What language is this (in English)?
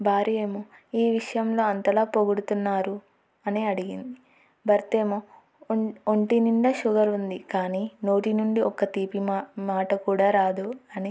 Telugu